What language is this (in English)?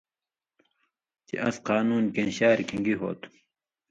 Indus Kohistani